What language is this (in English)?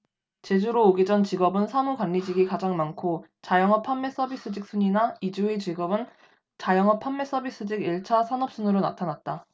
Korean